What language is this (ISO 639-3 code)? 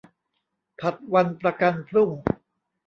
tha